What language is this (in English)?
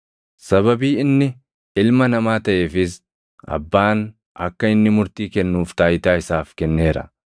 Oromo